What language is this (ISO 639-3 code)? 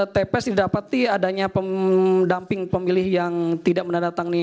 ind